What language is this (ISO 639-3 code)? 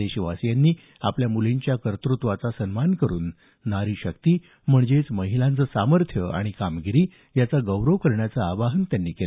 mar